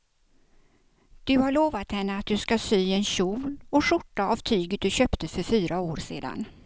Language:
Swedish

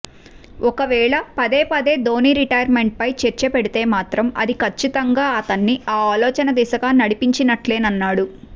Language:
Telugu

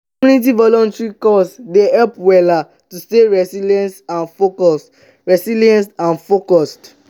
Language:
Nigerian Pidgin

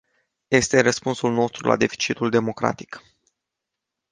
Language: Romanian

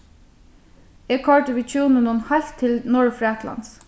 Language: Faroese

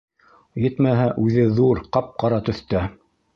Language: Bashkir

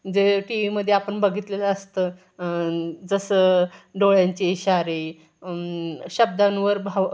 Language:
Marathi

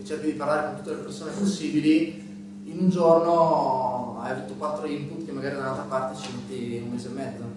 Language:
Italian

